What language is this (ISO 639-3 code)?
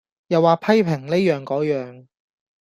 yue